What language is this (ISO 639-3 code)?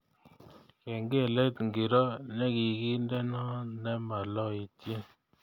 kln